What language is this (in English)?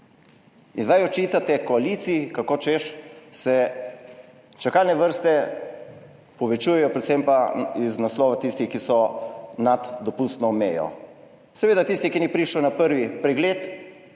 Slovenian